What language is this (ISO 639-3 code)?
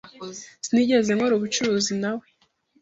kin